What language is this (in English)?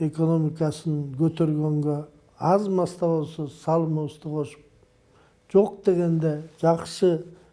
Turkish